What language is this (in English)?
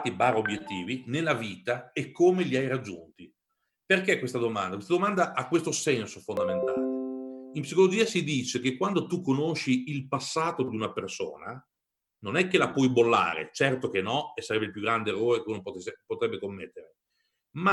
Italian